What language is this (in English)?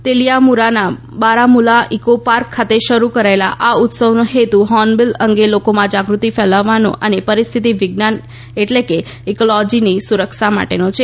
Gujarati